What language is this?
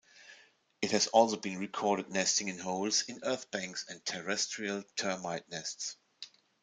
English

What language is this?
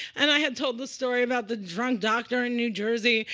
English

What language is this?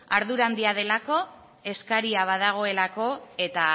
Basque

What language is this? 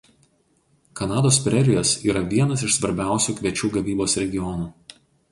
Lithuanian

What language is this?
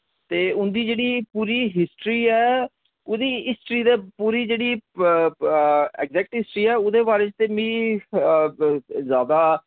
Dogri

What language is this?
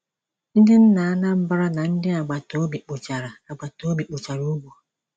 Igbo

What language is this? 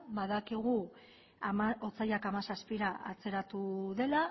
Basque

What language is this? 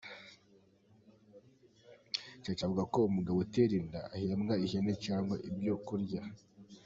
Kinyarwanda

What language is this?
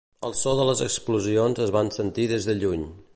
Catalan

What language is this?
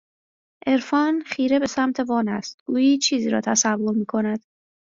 Persian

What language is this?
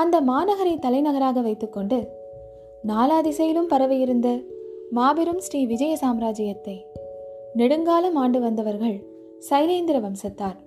Tamil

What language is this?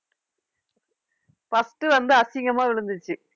Tamil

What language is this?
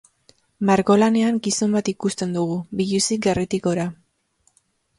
Basque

